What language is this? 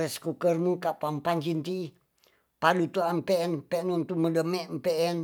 Tonsea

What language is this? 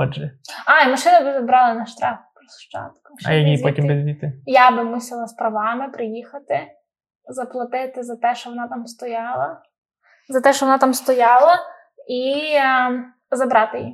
Ukrainian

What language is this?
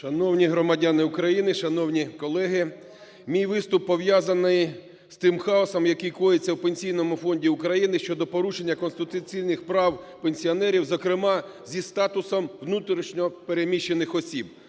Ukrainian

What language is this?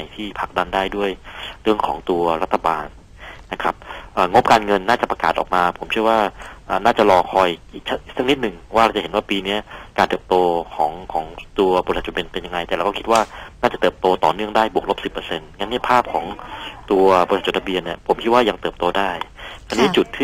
Thai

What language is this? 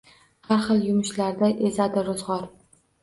Uzbek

